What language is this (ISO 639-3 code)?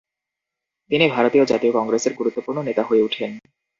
ben